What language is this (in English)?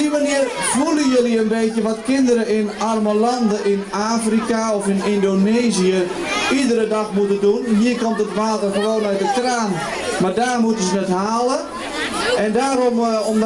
Dutch